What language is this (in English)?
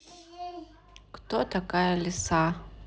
Russian